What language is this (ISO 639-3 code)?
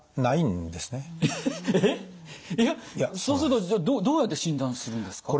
jpn